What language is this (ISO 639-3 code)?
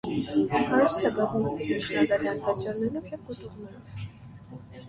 hye